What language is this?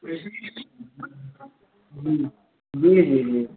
Maithili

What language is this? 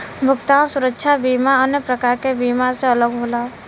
Bhojpuri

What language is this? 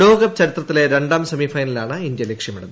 Malayalam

